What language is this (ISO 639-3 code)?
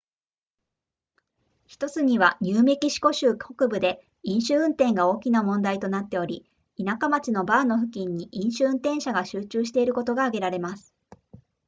jpn